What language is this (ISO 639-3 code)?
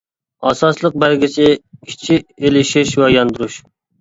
uig